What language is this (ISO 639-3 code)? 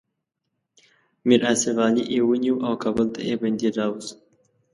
pus